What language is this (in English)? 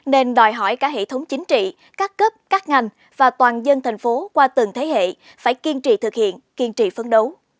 Vietnamese